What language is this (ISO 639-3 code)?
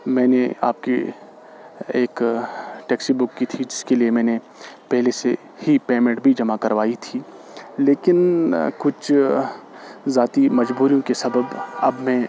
urd